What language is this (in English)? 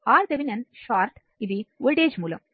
Telugu